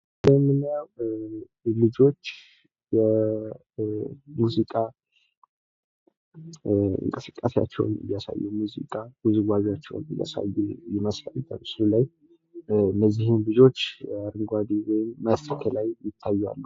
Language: Amharic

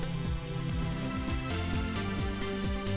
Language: Indonesian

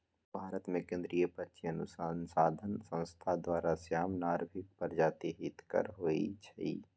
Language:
Magahi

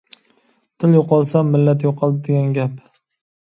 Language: Uyghur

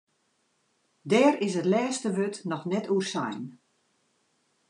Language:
Western Frisian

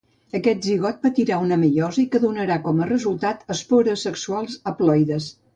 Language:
Catalan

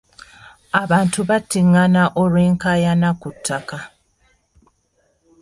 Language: Ganda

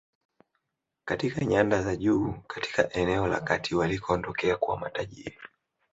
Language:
Swahili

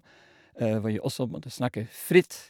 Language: Norwegian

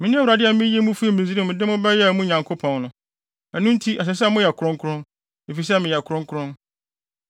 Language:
Akan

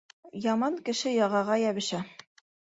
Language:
Bashkir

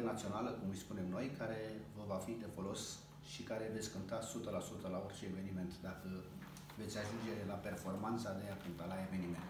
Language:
Romanian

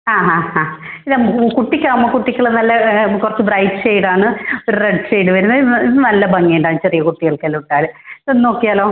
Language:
Malayalam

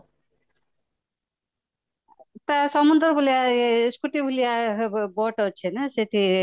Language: Odia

